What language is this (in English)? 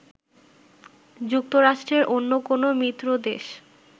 Bangla